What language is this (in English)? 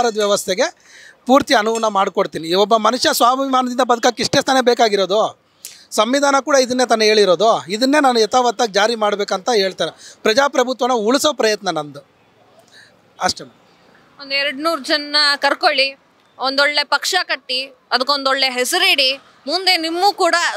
Kannada